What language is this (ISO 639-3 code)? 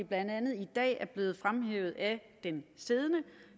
dan